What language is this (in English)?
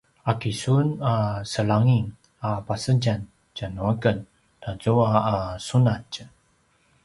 Paiwan